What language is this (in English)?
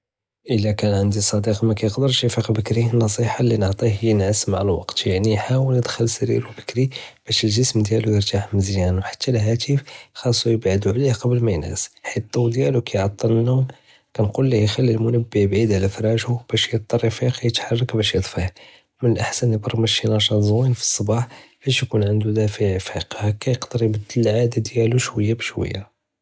Judeo-Arabic